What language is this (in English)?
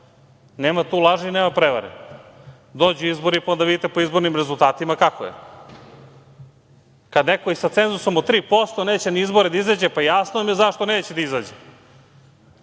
Serbian